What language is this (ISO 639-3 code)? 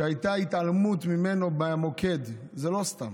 heb